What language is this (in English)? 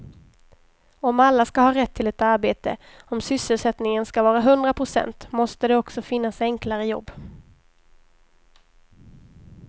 Swedish